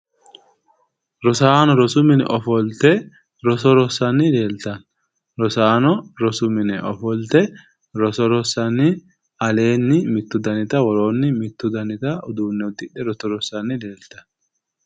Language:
Sidamo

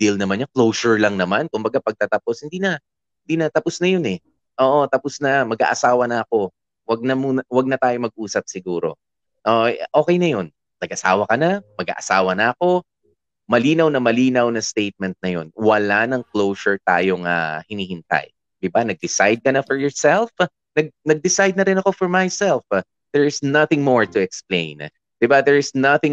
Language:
Filipino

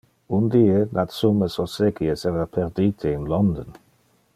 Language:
Interlingua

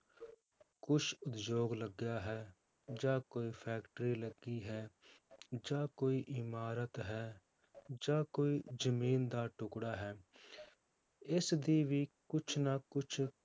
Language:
Punjabi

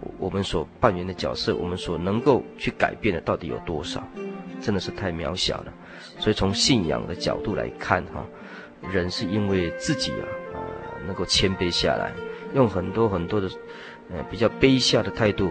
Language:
Chinese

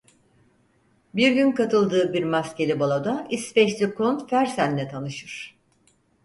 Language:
Turkish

